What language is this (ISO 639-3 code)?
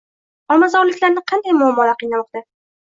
uzb